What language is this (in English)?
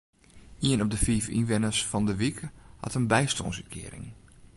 Western Frisian